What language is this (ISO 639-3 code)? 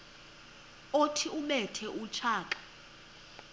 xho